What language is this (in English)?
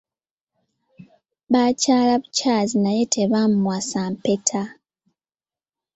Ganda